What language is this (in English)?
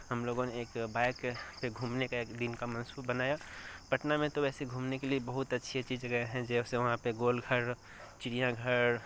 Urdu